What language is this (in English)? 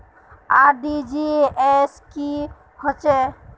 Magahi